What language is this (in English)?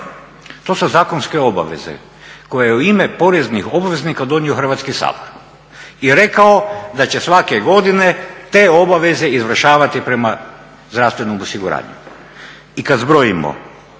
Croatian